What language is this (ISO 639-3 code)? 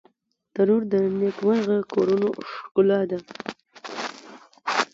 pus